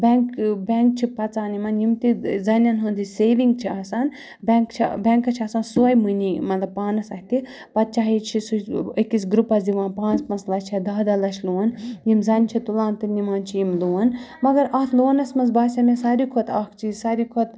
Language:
Kashmiri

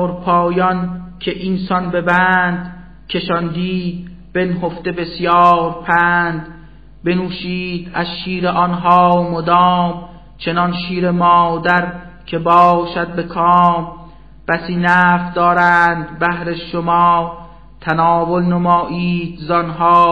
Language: Persian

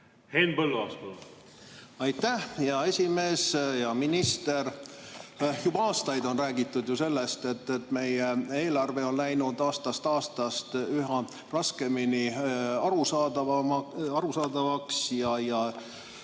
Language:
Estonian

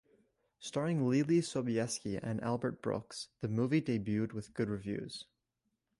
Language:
English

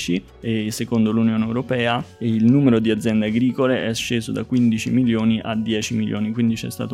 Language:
Italian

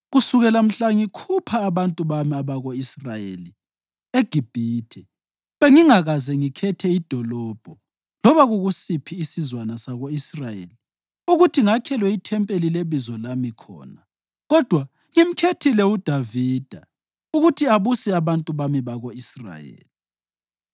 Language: North Ndebele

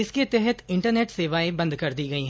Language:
Hindi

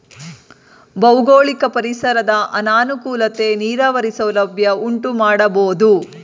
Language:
Kannada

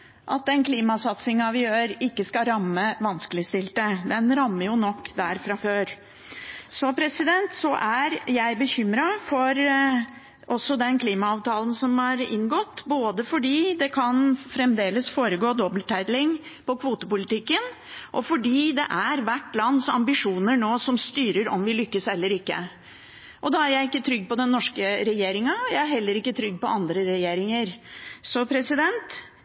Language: Norwegian Bokmål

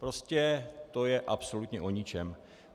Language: Czech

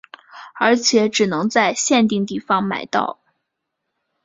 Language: Chinese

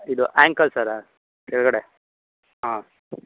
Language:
Kannada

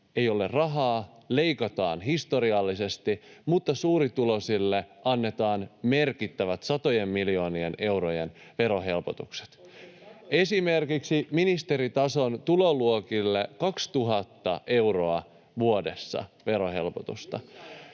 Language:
Finnish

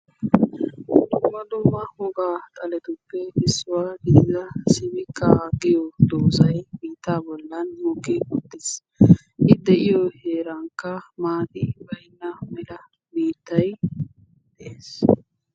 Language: Wolaytta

